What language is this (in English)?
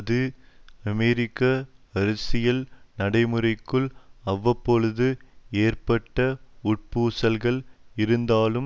Tamil